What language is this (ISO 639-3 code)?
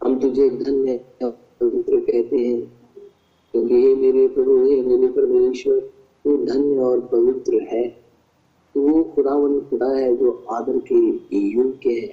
hin